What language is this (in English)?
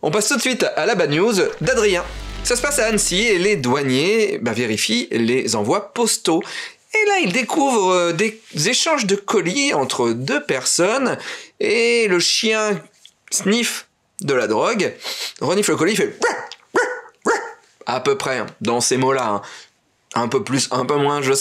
French